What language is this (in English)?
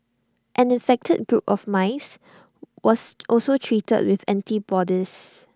English